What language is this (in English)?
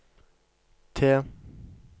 Norwegian